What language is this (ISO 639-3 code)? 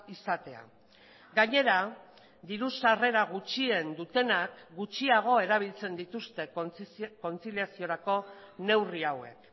eus